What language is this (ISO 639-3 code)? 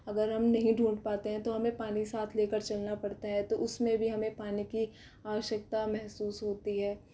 hin